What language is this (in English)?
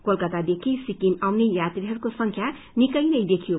Nepali